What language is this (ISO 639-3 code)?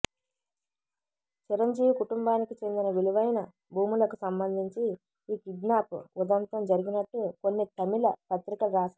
tel